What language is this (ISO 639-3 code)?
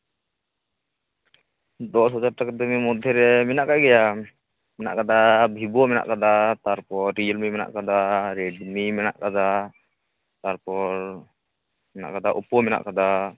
sat